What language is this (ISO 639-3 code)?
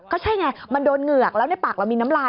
tha